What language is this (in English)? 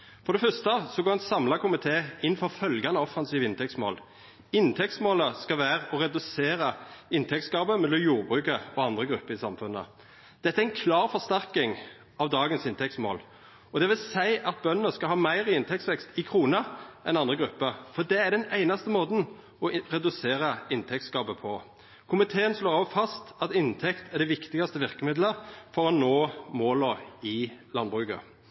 Norwegian Nynorsk